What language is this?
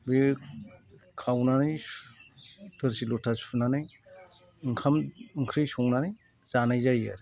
Bodo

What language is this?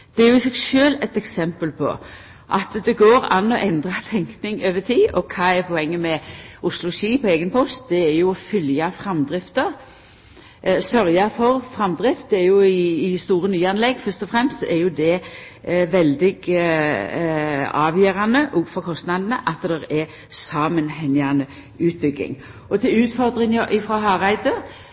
Norwegian Nynorsk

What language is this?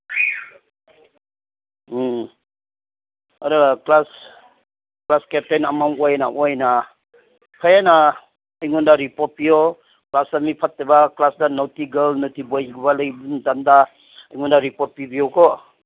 Manipuri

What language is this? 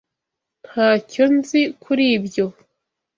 Kinyarwanda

